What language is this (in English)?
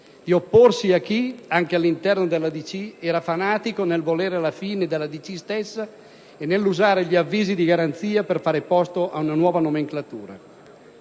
Italian